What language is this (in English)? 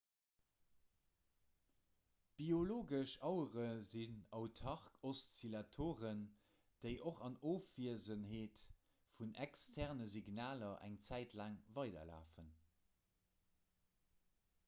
Luxembourgish